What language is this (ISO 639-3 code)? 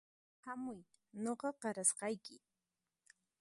qxp